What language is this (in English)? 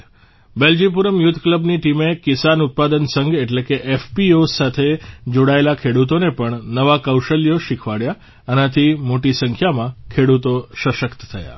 Gujarati